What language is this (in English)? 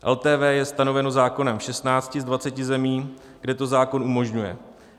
Czech